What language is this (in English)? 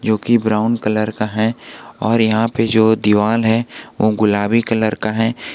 Hindi